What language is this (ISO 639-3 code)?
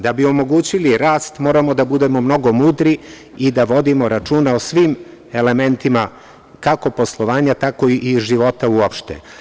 srp